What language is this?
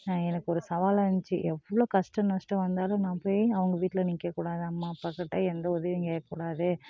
Tamil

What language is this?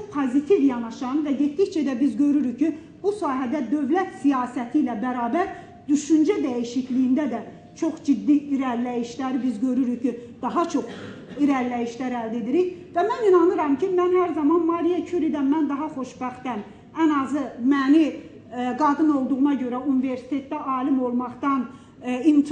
Turkish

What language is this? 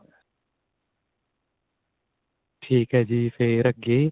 Punjabi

